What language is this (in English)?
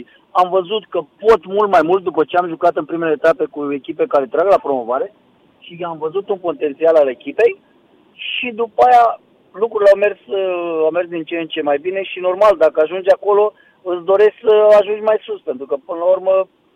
Romanian